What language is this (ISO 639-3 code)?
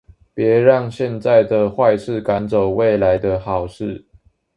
zho